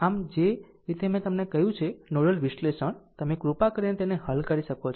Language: Gujarati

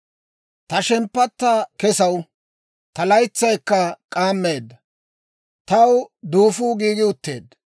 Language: Dawro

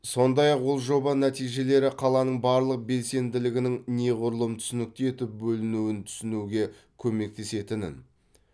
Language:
Kazakh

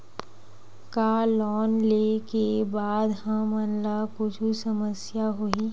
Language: Chhattisgarhi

